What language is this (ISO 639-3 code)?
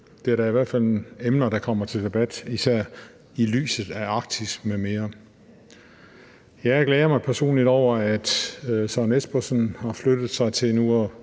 dan